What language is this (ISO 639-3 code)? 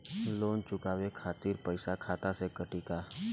bho